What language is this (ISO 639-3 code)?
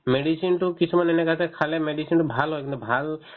asm